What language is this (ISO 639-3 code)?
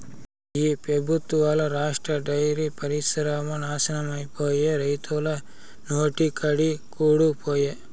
tel